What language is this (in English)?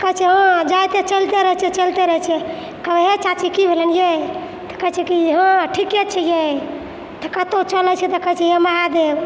Maithili